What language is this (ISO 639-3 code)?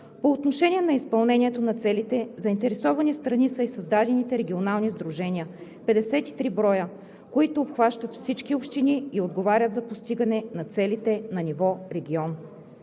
bul